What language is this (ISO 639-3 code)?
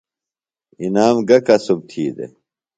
phl